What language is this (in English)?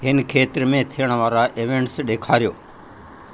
Sindhi